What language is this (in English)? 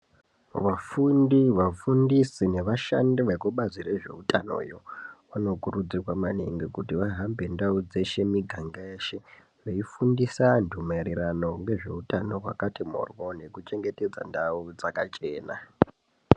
Ndau